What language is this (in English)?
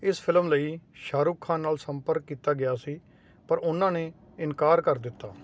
Punjabi